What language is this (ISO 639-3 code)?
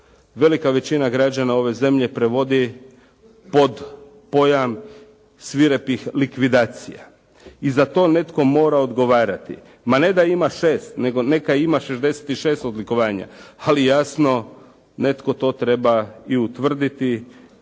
hrv